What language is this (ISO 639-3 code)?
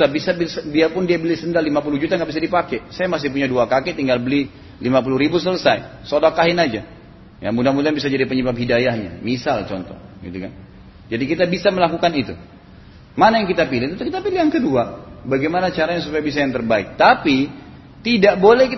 ind